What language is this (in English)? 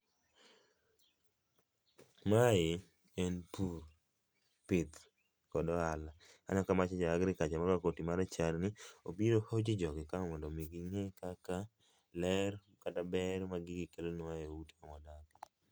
Luo (Kenya and Tanzania)